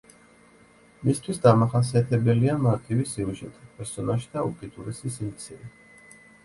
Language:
Georgian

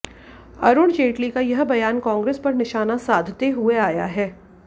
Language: Hindi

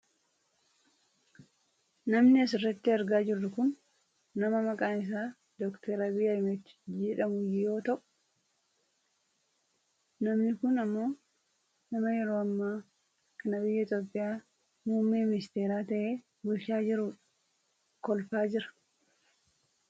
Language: Oromo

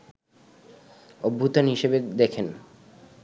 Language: Bangla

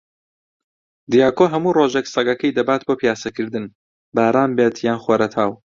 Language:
Central Kurdish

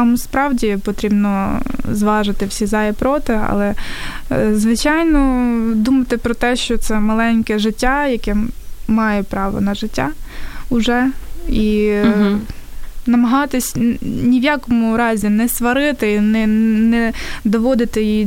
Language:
Ukrainian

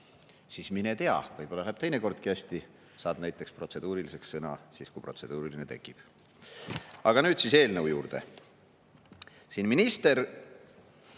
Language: Estonian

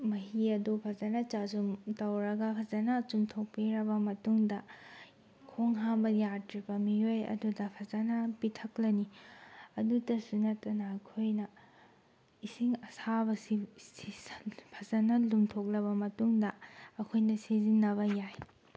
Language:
Manipuri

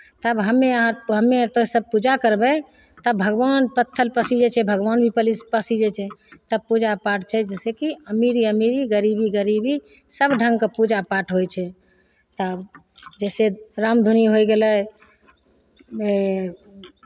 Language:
Maithili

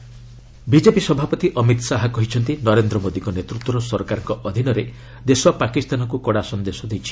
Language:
Odia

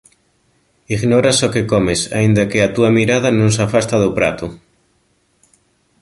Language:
Galician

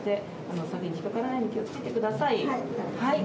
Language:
Japanese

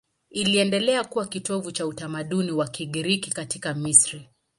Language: Swahili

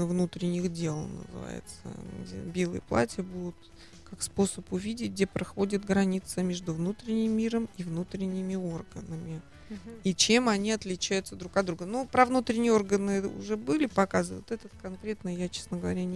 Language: Russian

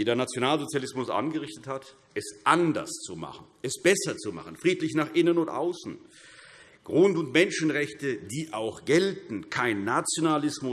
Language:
German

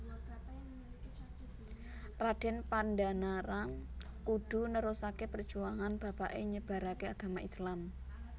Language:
Javanese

